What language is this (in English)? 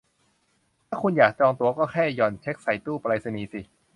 Thai